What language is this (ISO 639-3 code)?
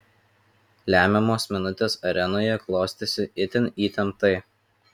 lit